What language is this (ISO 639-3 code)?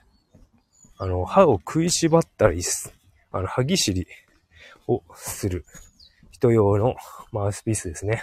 jpn